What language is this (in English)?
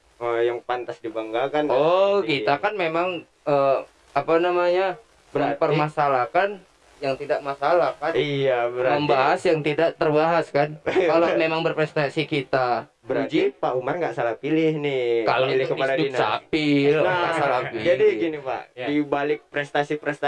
Indonesian